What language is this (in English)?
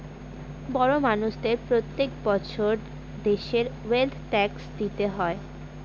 Bangla